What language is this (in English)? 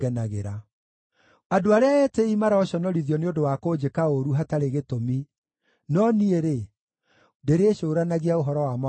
Kikuyu